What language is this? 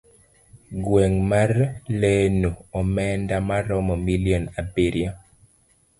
Luo (Kenya and Tanzania)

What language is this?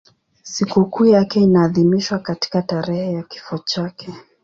Swahili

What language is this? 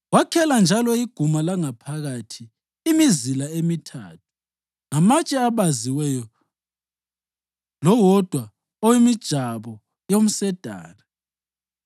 North Ndebele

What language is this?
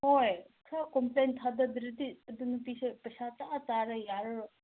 Manipuri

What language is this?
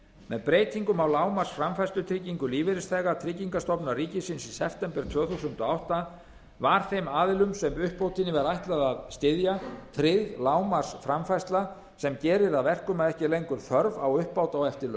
Icelandic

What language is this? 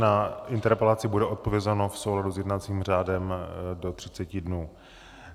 Czech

